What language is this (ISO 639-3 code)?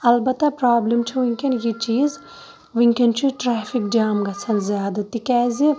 kas